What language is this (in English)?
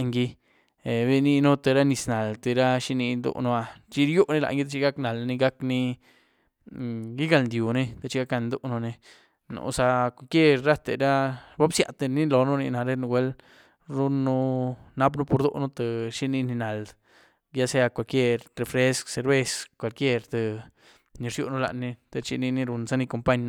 Güilá Zapotec